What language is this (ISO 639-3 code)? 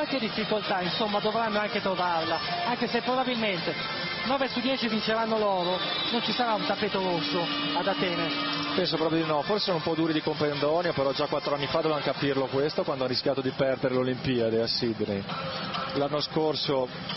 ita